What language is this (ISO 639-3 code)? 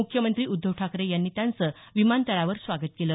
mar